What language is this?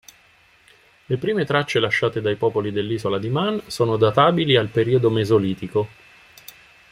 Italian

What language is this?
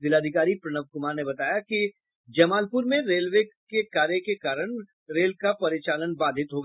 Hindi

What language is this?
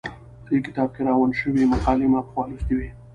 Pashto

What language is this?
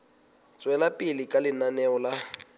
Southern Sotho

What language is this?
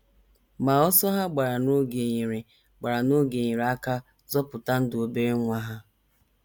Igbo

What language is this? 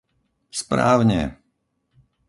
Slovak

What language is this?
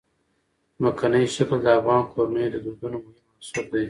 Pashto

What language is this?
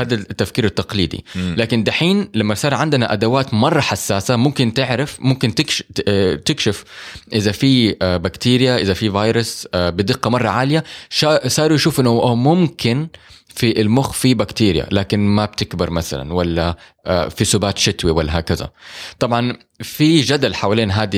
Arabic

